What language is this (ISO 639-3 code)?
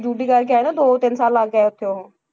pan